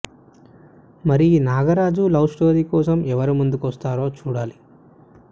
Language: Telugu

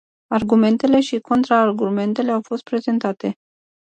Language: Romanian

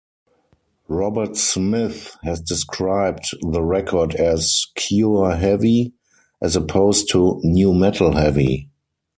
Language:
English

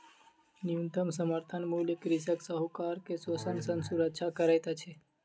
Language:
Maithili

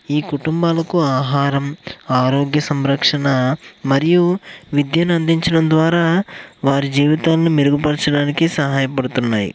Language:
Telugu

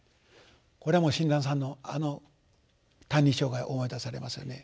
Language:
Japanese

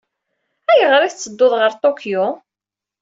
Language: Kabyle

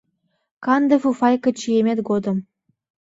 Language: Mari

